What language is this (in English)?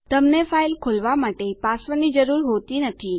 Gujarati